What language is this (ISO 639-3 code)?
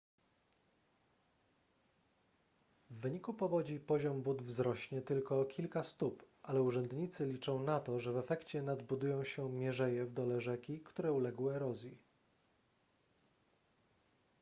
pol